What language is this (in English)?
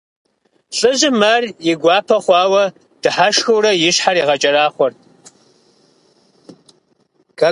Kabardian